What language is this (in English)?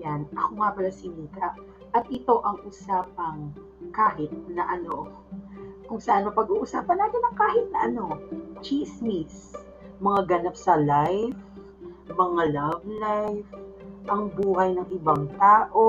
Filipino